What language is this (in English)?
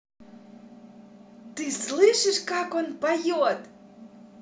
Russian